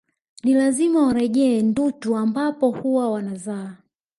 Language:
Swahili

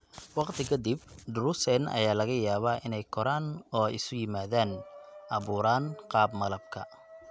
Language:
Somali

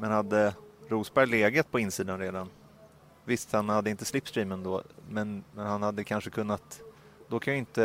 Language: Swedish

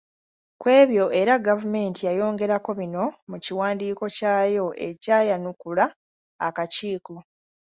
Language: Ganda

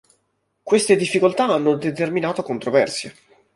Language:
Italian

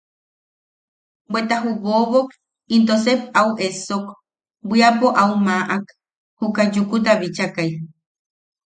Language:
Yaqui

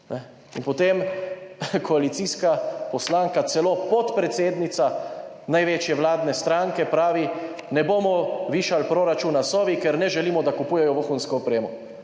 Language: Slovenian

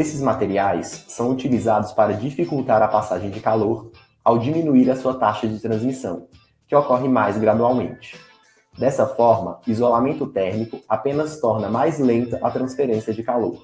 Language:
Portuguese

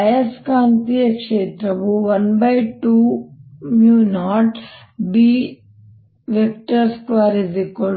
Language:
Kannada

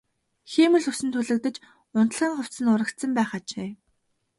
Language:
Mongolian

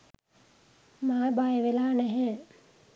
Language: Sinhala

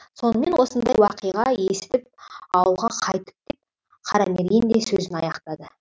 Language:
Kazakh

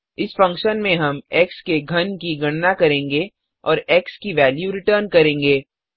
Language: Hindi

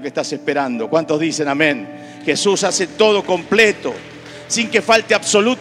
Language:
Spanish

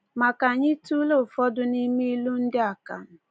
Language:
Igbo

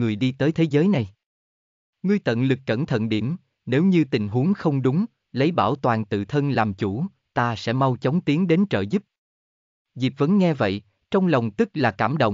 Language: Vietnamese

